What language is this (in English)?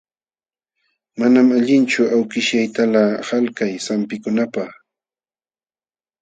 Jauja Wanca Quechua